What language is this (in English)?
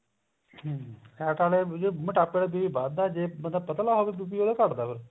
Punjabi